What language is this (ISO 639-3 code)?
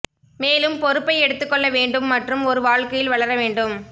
tam